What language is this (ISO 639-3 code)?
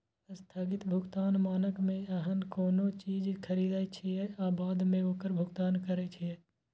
mai